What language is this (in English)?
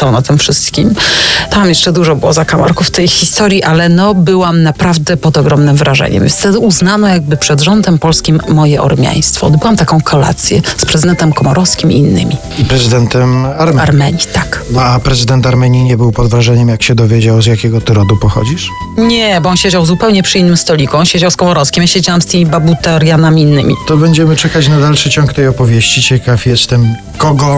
Polish